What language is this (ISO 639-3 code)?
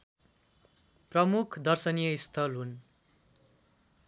nep